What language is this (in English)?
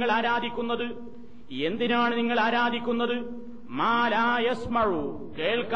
Malayalam